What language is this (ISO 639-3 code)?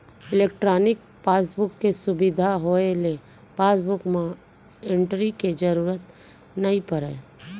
hne